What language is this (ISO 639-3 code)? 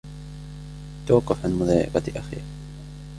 ara